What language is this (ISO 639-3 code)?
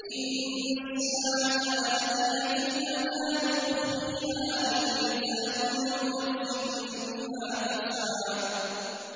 ara